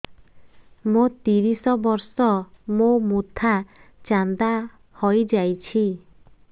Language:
Odia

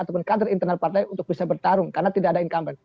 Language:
Indonesian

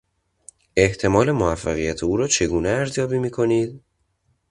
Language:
Persian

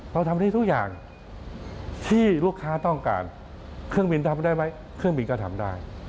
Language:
Thai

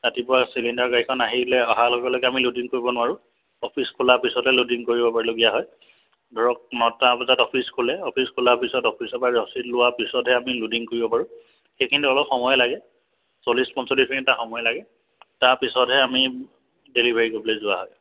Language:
Assamese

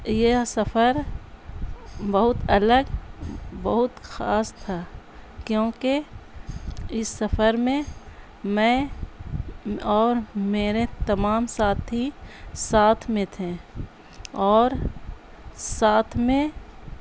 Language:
Urdu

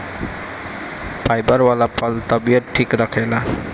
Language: Bhojpuri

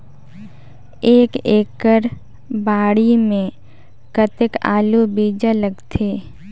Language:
Chhattisgarhi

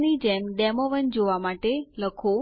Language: Gujarati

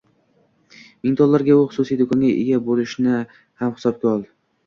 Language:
Uzbek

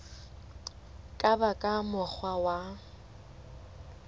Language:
Southern Sotho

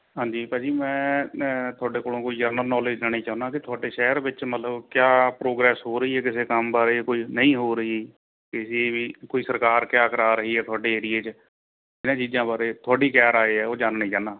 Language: Punjabi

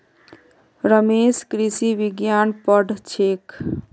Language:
Magahi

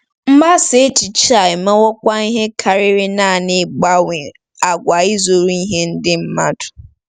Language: Igbo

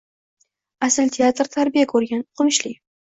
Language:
Uzbek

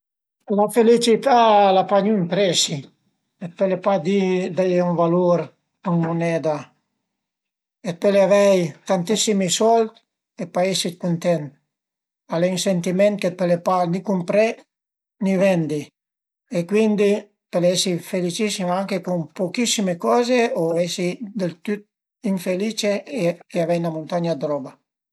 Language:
Piedmontese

